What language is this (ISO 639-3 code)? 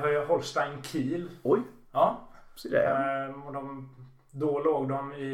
swe